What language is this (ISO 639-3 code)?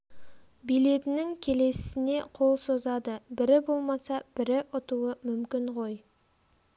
kaz